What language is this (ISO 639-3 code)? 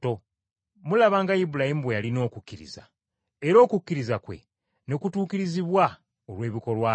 lug